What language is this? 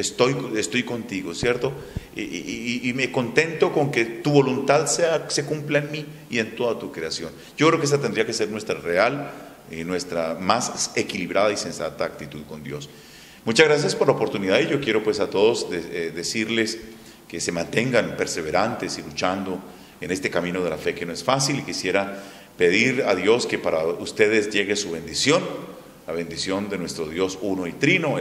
Spanish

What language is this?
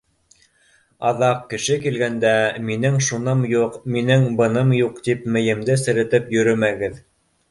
Bashkir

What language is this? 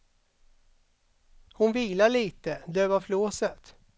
Swedish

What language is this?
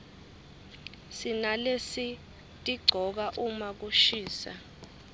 Swati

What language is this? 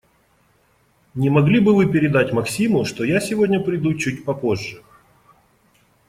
Russian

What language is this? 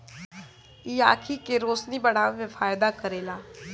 Bhojpuri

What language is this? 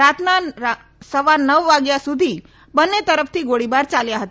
Gujarati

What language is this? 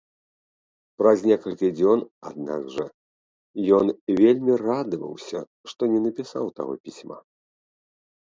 Belarusian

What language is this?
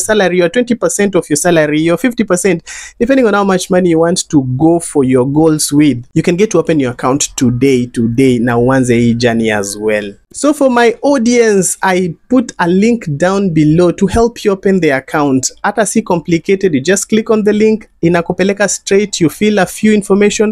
English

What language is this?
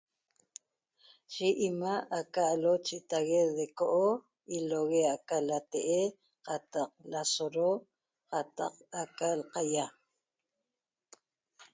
Toba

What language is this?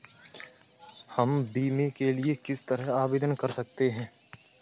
Hindi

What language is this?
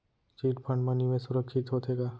Chhattisgarhi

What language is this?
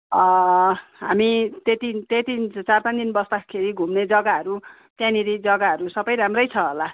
Nepali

